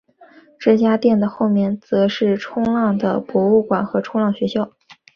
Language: Chinese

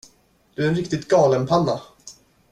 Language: Swedish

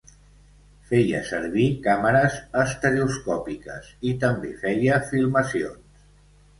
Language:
Catalan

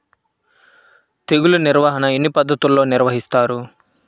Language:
Telugu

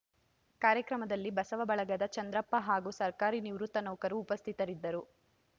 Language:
Kannada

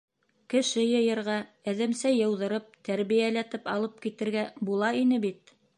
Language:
Bashkir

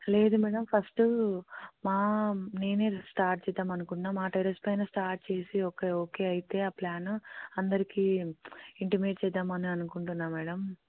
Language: Telugu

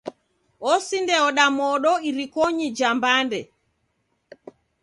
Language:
Taita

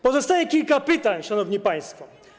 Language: Polish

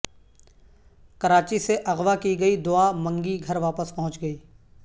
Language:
Urdu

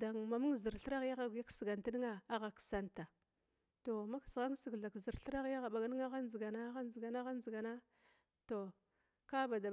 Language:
Glavda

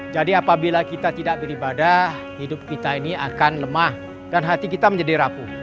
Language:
Indonesian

